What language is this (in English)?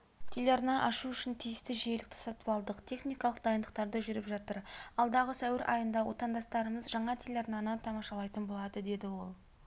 Kazakh